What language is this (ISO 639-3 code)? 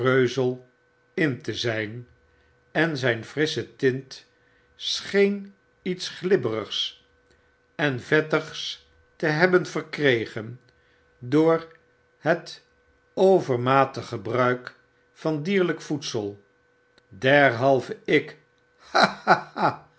nld